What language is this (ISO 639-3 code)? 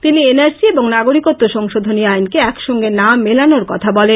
ben